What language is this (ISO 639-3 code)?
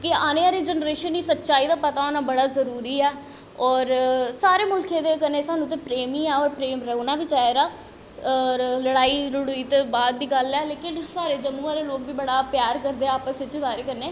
doi